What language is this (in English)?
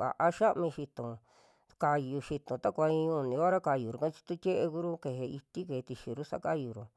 Western Juxtlahuaca Mixtec